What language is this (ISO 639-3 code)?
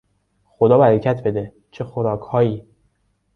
fas